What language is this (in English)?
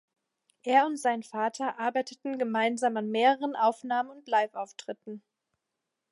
German